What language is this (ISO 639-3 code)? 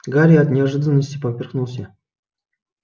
rus